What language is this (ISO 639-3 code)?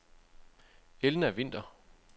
dan